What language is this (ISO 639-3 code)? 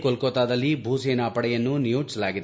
kan